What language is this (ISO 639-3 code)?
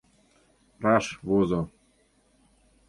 chm